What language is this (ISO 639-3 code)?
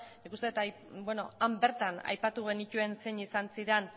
eus